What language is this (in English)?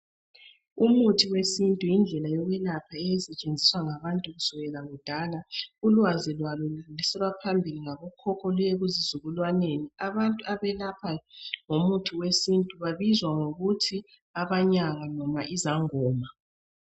North Ndebele